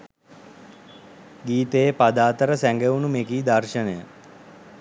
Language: Sinhala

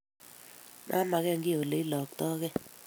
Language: Kalenjin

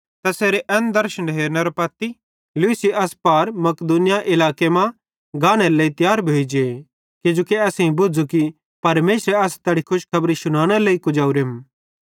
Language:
Bhadrawahi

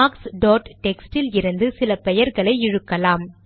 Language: Tamil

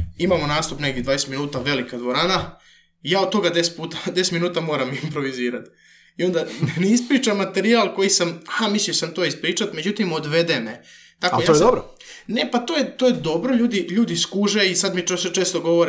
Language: Croatian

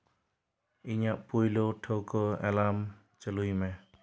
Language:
Santali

